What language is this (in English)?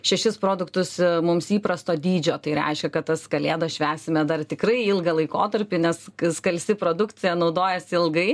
Lithuanian